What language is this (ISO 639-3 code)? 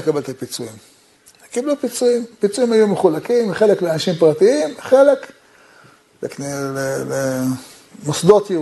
heb